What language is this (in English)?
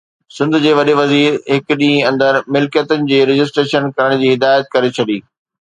Sindhi